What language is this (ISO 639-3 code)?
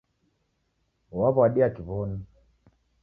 dav